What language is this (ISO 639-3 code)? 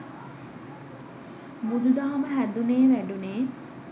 sin